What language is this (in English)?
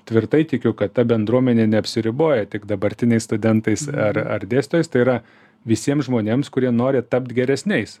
Lithuanian